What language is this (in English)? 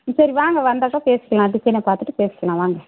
Tamil